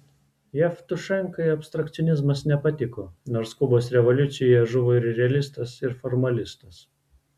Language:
Lithuanian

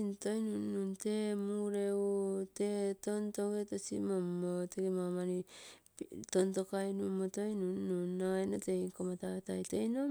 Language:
Terei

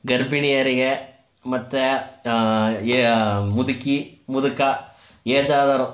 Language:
Kannada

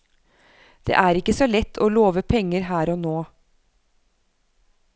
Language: Norwegian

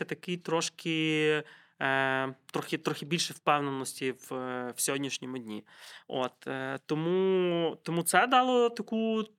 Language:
Ukrainian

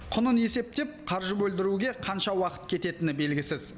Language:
Kazakh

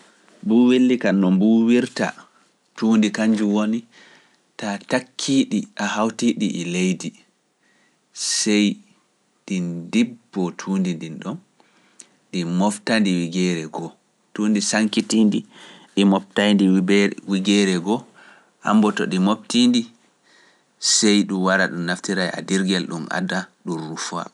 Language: Pular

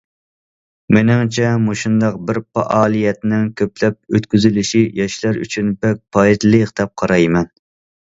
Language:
Uyghur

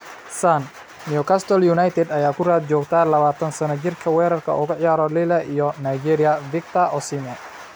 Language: Somali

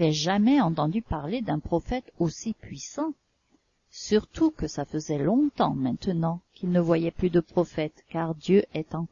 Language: French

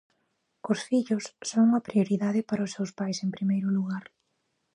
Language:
Galician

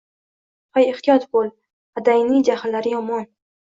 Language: Uzbek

